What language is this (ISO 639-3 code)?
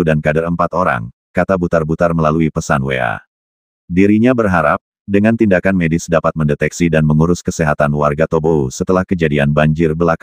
ind